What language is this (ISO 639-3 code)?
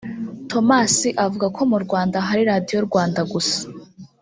kin